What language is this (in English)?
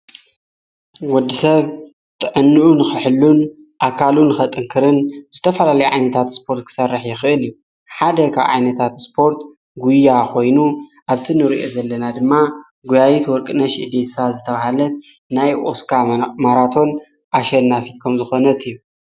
Tigrinya